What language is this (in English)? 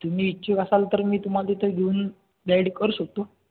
Marathi